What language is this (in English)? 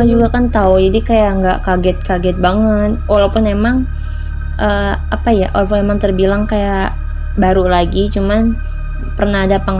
Indonesian